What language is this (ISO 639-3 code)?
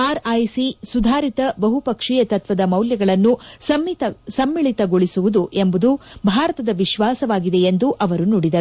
kan